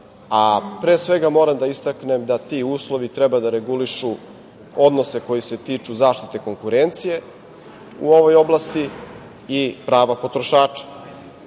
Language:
Serbian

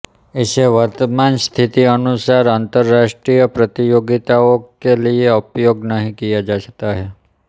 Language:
Hindi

